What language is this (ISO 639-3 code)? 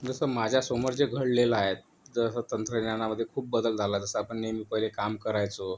mar